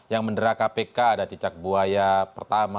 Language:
Indonesian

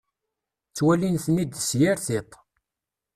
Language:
Kabyle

